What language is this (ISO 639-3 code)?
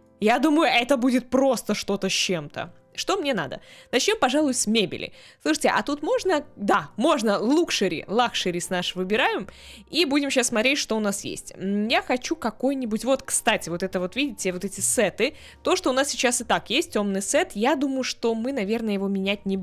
rus